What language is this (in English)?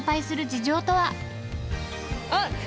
Japanese